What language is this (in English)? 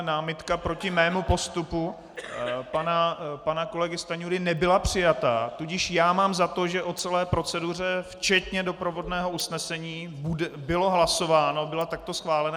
Czech